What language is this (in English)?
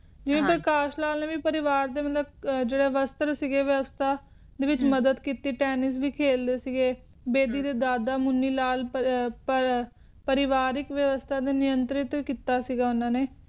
Punjabi